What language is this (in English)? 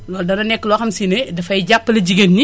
Wolof